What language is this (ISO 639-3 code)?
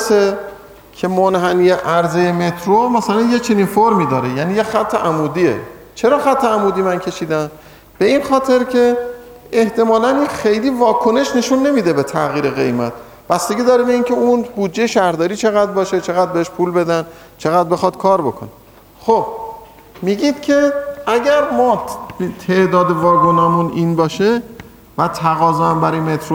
fas